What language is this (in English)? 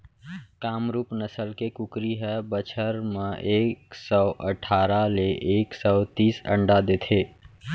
Chhattisgarhi